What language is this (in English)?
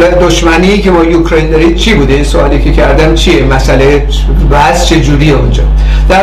Persian